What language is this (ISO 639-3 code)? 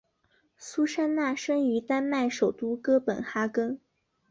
zho